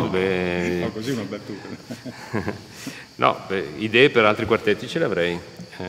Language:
Italian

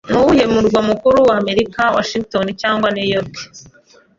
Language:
Kinyarwanda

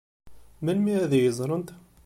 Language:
Kabyle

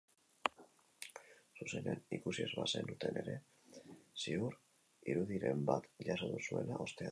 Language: Basque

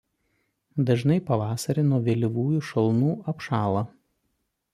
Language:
Lithuanian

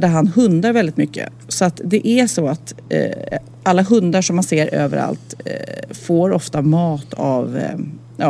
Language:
Swedish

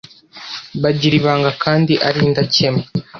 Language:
Kinyarwanda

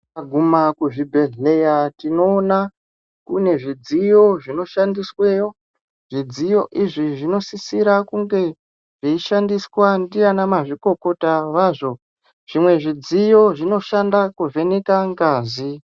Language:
Ndau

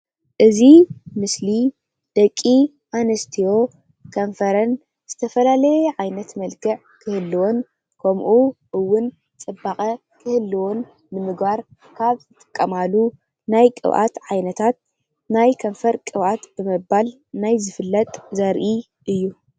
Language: Tigrinya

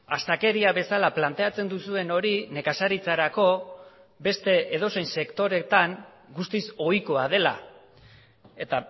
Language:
Basque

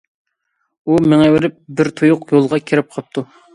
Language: Uyghur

